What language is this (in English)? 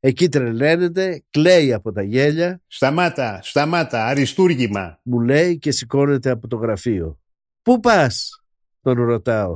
Greek